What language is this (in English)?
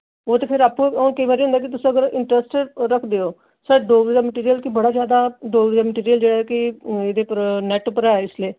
Dogri